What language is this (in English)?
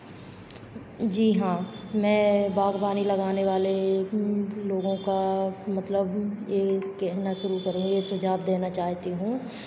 Hindi